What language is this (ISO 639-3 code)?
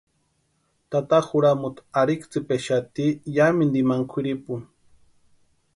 pua